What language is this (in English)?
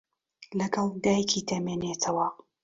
Central Kurdish